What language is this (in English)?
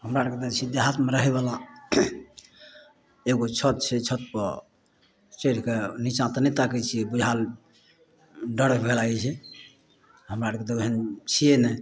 Maithili